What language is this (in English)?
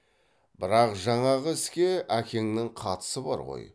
Kazakh